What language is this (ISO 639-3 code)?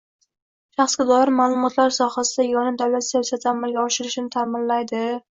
uzb